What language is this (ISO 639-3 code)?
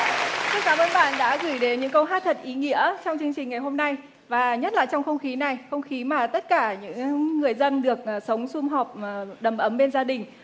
vie